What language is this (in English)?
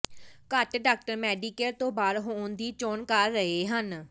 Punjabi